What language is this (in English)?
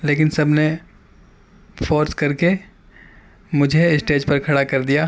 Urdu